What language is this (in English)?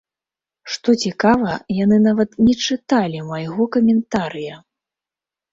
Belarusian